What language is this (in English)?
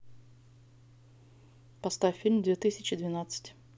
Russian